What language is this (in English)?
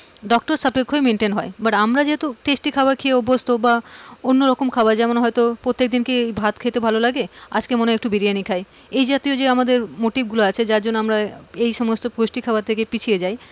Bangla